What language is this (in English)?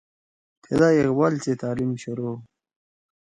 Torwali